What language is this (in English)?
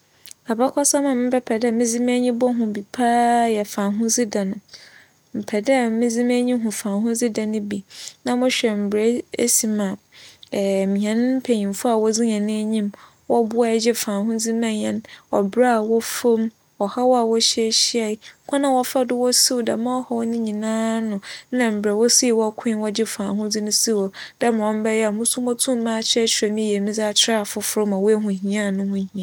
Akan